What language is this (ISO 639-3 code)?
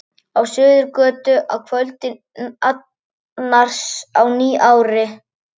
isl